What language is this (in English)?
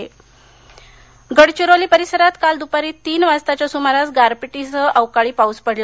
Marathi